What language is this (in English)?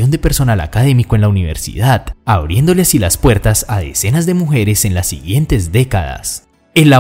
Spanish